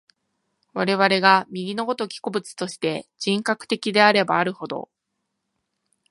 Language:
Japanese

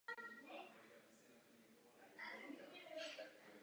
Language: Czech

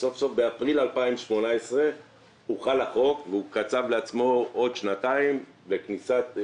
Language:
Hebrew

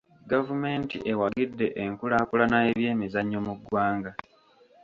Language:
Ganda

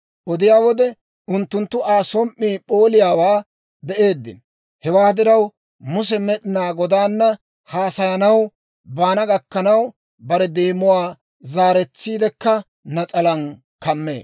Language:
Dawro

